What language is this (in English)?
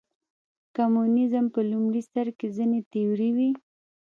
Pashto